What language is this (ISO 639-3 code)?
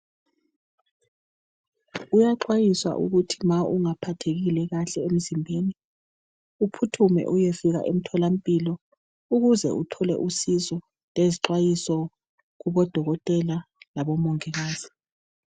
nde